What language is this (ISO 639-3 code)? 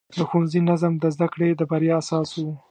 pus